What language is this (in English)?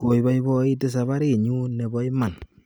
Kalenjin